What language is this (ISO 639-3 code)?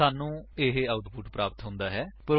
pan